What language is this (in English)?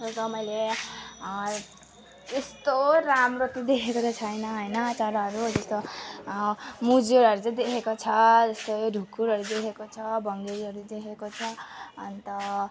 Nepali